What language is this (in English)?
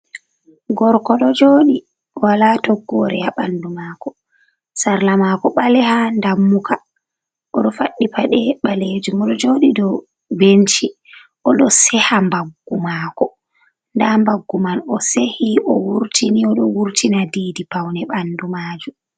Fula